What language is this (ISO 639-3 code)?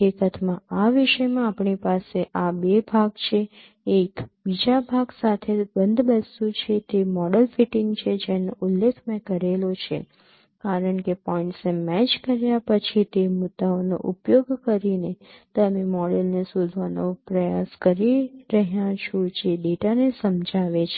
guj